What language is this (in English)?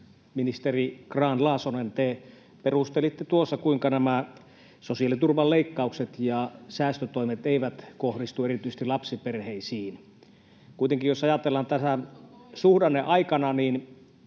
Finnish